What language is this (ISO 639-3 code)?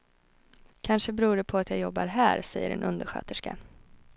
swe